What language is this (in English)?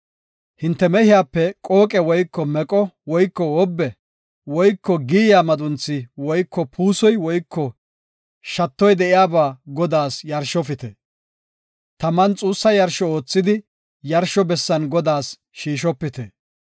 Gofa